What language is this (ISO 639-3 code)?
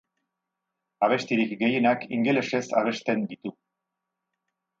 eus